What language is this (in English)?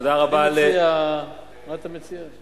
Hebrew